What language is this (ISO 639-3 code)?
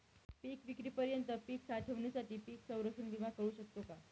mar